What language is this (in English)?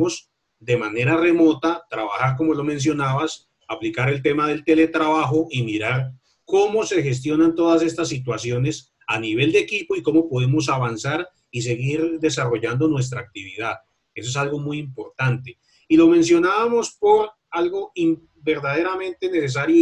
Spanish